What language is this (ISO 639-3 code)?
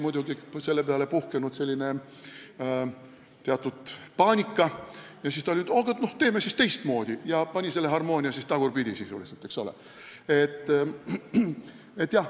est